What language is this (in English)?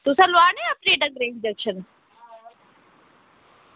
Dogri